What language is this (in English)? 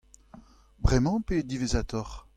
Breton